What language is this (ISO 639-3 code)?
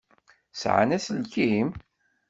kab